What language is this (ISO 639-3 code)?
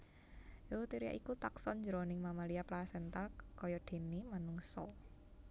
jav